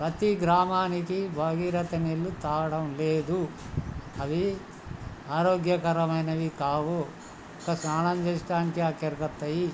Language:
Telugu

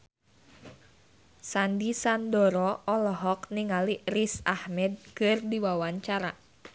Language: Sundanese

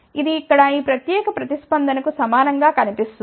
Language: Telugu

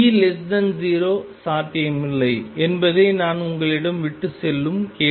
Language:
Tamil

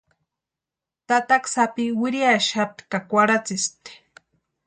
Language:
Western Highland Purepecha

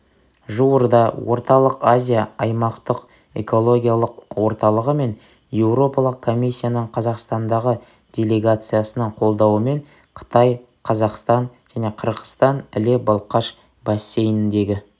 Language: Kazakh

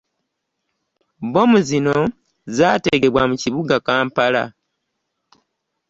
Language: Ganda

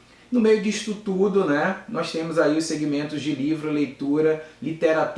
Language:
Portuguese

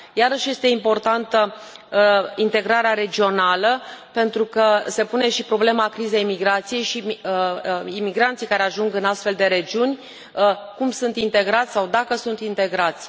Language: Romanian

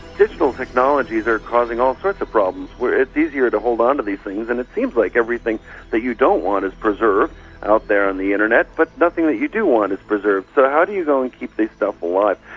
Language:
English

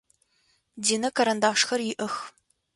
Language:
Adyghe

